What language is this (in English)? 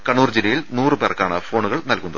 Malayalam